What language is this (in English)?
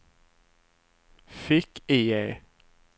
Swedish